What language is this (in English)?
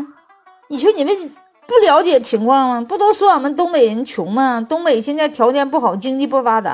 Chinese